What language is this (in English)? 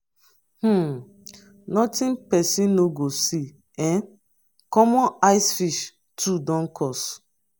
Nigerian Pidgin